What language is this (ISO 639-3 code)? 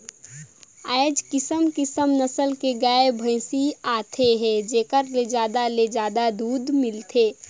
hne